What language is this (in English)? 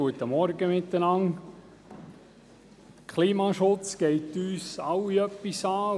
Swiss German